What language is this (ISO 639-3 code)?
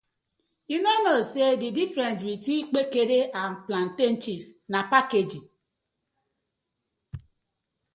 pcm